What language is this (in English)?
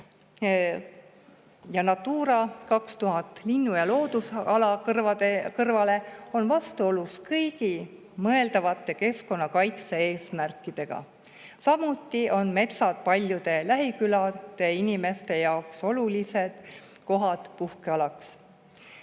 Estonian